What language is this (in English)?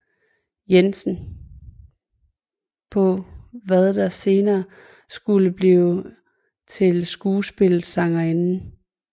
Danish